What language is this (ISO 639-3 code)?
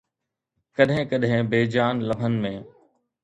snd